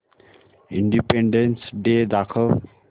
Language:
Marathi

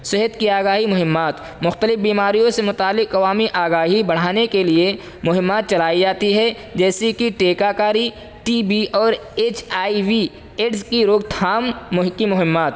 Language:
Urdu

